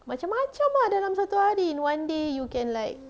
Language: English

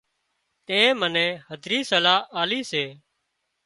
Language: Wadiyara Koli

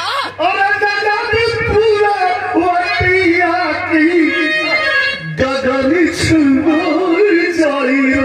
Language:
Arabic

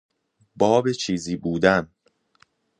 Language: Persian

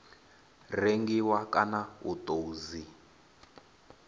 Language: Venda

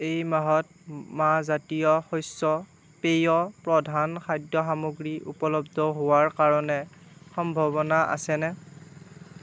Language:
Assamese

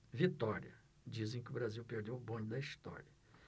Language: Portuguese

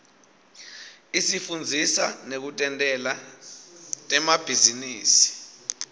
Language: Swati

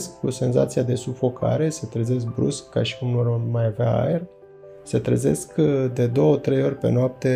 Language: Romanian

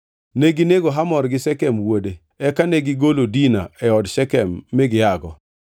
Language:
Luo (Kenya and Tanzania)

